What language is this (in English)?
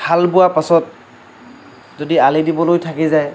Assamese